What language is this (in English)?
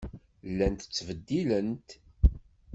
Kabyle